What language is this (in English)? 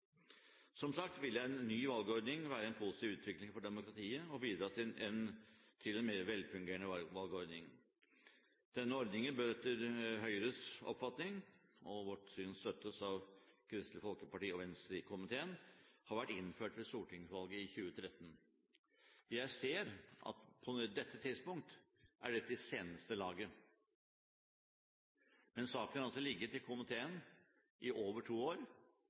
Norwegian Bokmål